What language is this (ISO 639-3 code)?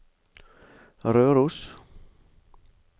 nor